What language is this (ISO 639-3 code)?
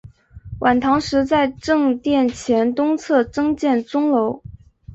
zho